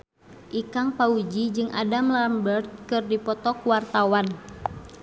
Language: Sundanese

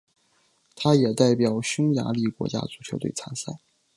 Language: Chinese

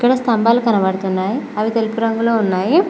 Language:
Telugu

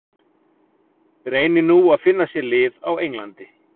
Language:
Icelandic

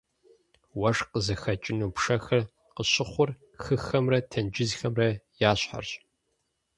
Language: Kabardian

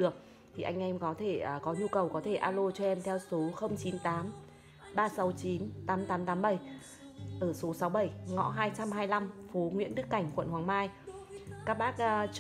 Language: Vietnamese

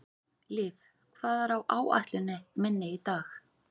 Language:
Icelandic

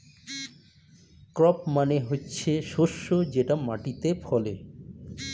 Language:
Bangla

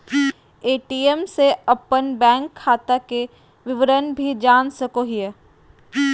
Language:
Magahi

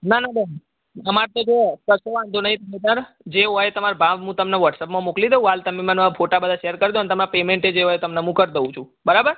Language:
Gujarati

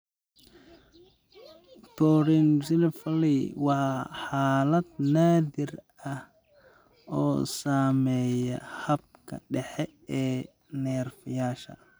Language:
Somali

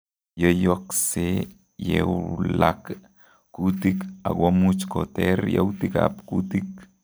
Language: Kalenjin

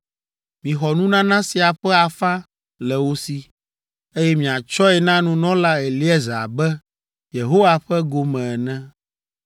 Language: Ewe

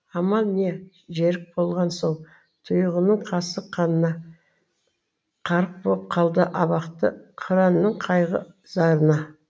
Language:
Kazakh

